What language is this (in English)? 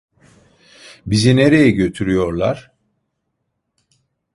Turkish